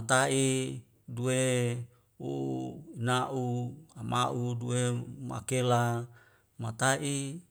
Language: Wemale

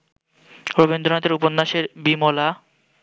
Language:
Bangla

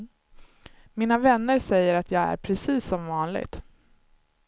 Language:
Swedish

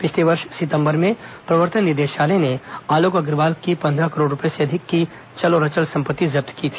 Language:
Hindi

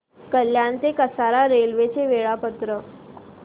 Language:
Marathi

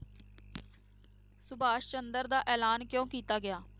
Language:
Punjabi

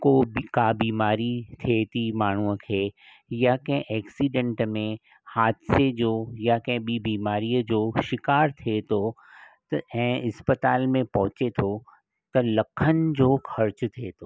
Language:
Sindhi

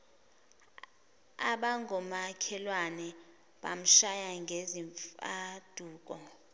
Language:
Zulu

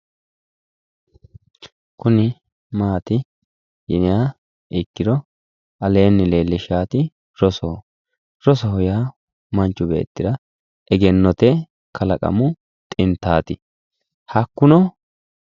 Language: Sidamo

